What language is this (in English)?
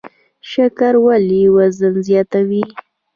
Pashto